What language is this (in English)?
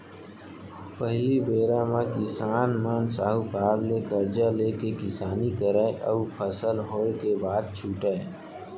Chhattisgarhi